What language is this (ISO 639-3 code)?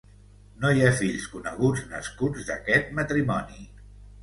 cat